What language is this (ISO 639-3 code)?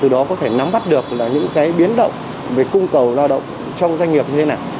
vie